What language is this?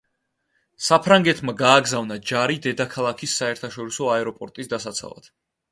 Georgian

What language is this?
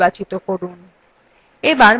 Bangla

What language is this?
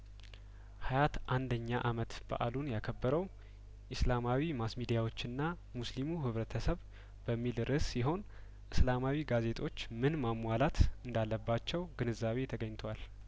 Amharic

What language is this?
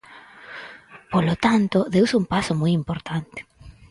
Galician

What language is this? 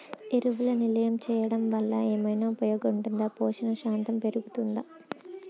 Telugu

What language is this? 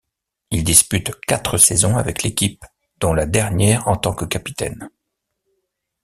French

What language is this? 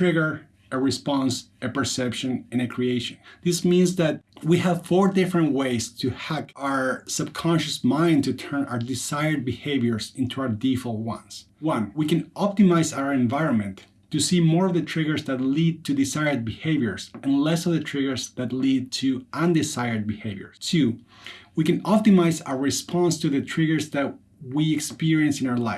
English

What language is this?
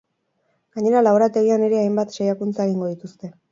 Basque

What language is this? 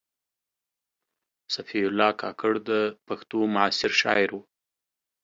Pashto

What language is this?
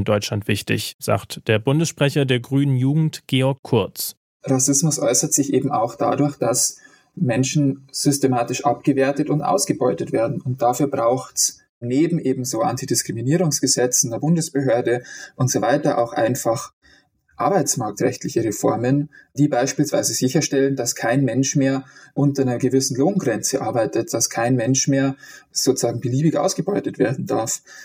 German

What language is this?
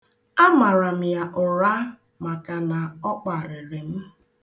Igbo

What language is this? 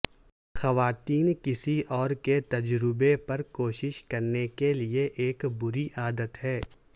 Urdu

